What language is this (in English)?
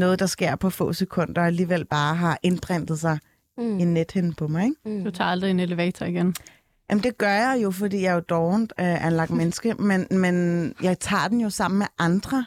Danish